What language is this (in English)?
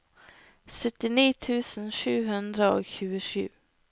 Norwegian